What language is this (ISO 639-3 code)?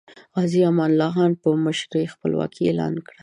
pus